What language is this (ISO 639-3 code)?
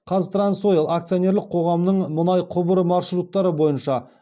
kaz